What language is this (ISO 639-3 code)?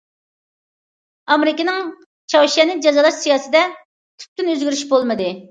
uig